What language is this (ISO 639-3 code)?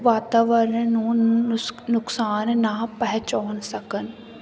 pan